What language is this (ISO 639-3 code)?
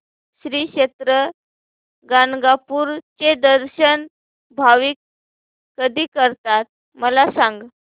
mar